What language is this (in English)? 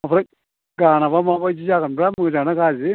Bodo